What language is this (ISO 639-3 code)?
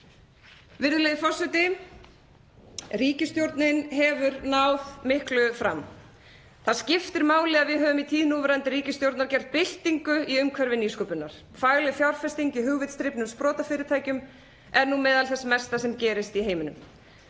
isl